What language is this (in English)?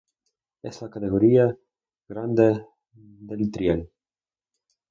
Spanish